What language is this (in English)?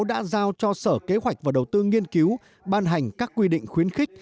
Vietnamese